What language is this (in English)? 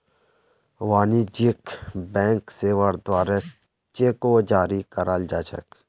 Magahi